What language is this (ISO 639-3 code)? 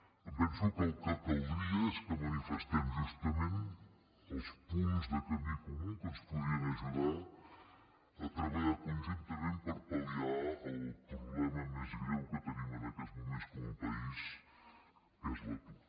cat